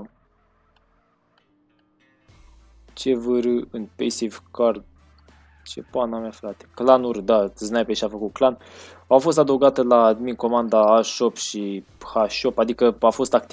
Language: Romanian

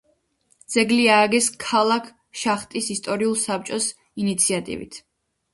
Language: Georgian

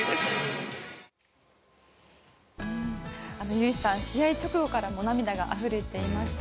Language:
Japanese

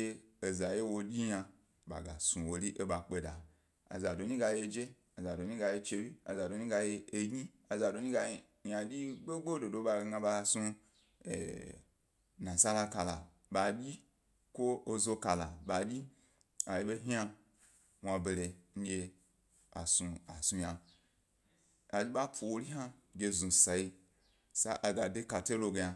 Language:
Gbari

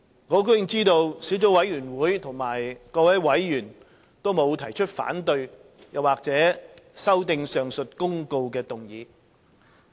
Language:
Cantonese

